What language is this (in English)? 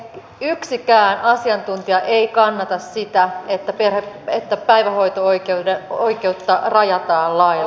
Finnish